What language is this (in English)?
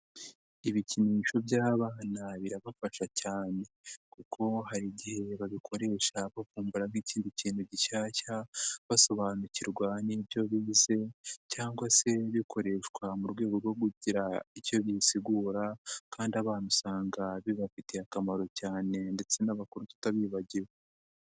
Kinyarwanda